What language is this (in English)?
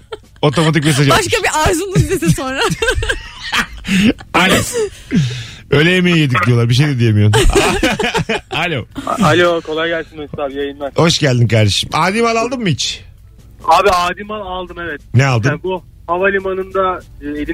Turkish